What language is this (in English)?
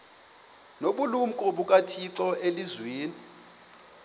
Xhosa